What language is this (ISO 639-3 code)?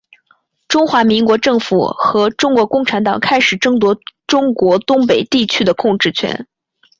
zho